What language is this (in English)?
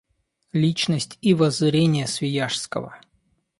Russian